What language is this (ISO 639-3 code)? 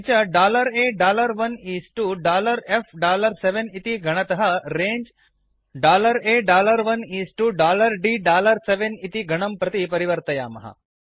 san